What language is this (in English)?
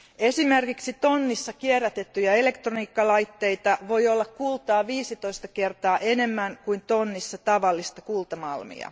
Finnish